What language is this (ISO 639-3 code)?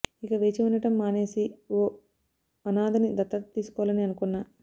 tel